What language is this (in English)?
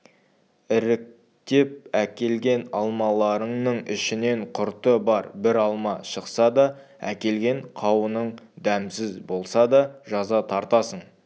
Kazakh